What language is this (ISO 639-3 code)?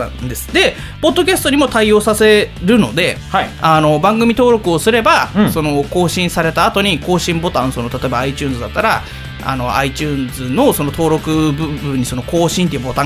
jpn